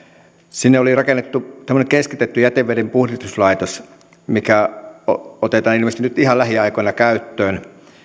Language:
Finnish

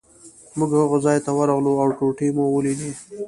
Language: Pashto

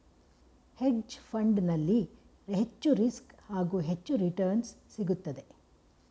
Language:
Kannada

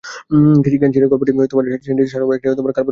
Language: Bangla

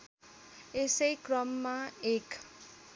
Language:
Nepali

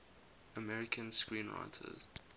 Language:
English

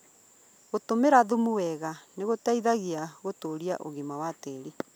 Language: Kikuyu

